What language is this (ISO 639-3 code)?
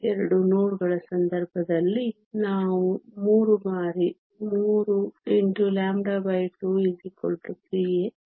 kan